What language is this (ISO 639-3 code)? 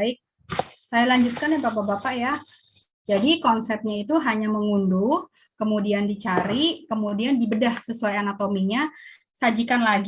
ind